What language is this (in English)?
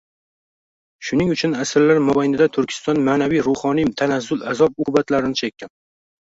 Uzbek